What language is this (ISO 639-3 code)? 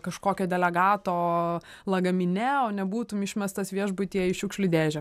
lit